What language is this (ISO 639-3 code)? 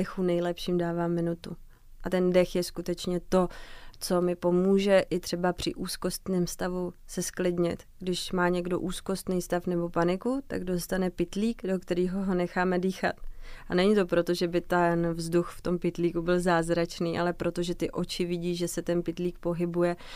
ces